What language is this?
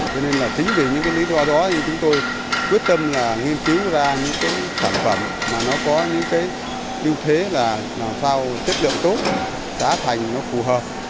Vietnamese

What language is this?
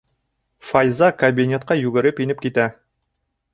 Bashkir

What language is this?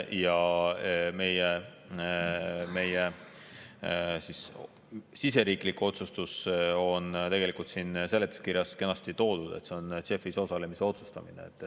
Estonian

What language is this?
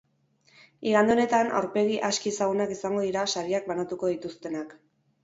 Basque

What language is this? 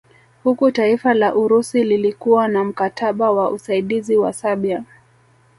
Swahili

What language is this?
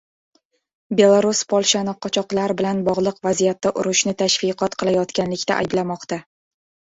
Uzbek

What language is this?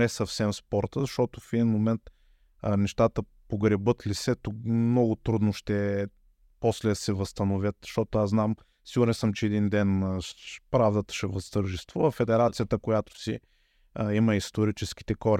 Bulgarian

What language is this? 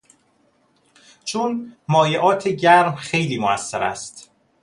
Persian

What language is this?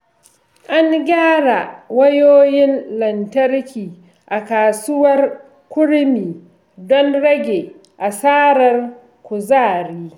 Hausa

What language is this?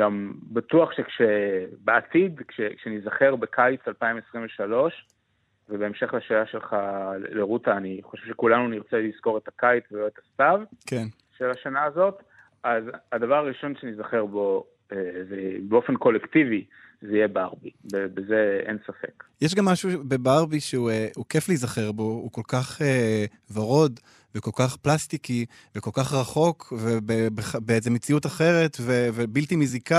Hebrew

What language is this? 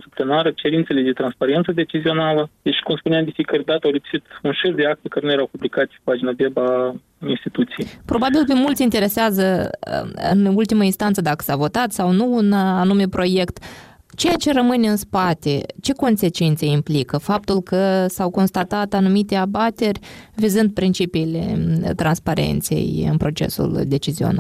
Romanian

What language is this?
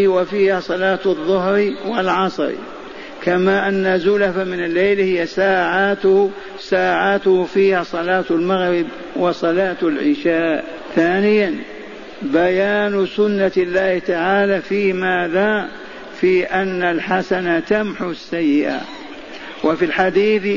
Arabic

